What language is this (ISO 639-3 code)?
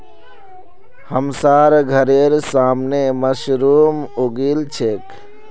mag